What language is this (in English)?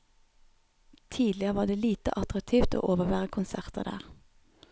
Norwegian